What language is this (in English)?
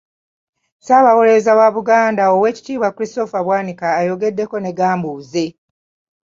Ganda